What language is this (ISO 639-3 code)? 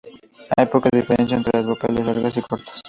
spa